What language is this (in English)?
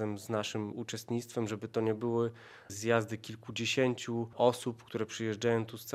Polish